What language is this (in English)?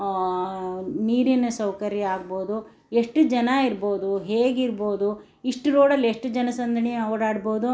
Kannada